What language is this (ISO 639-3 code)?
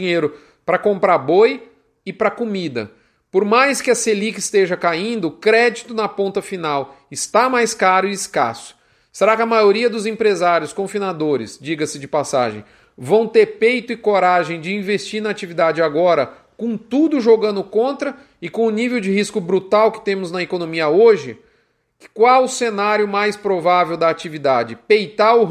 por